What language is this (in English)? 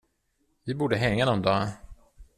Swedish